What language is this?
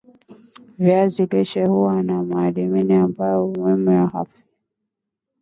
Swahili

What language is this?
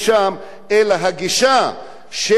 Hebrew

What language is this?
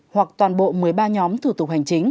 Vietnamese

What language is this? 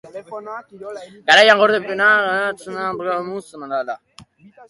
Basque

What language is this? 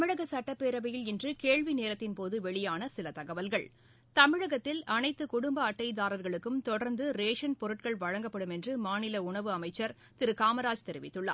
Tamil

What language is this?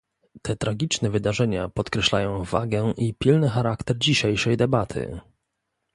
Polish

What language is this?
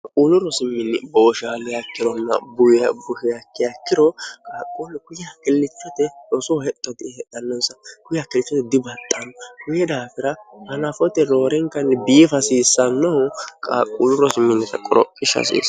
Sidamo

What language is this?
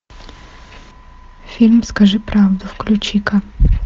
Russian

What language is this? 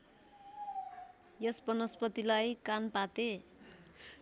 Nepali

